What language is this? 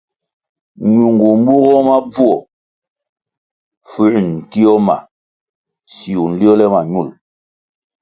Kwasio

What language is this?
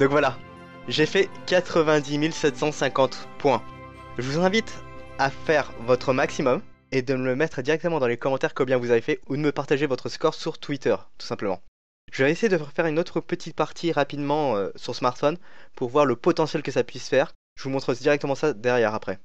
French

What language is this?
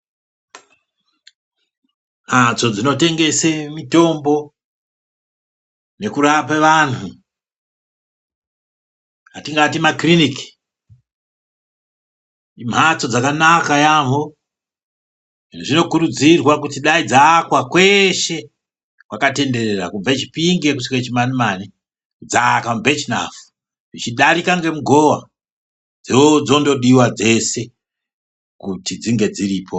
Ndau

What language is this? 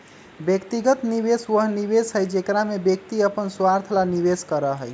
Magahi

